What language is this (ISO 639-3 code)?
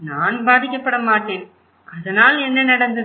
tam